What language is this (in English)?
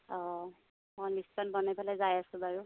Assamese